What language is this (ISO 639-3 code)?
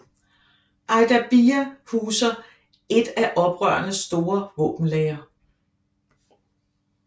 dan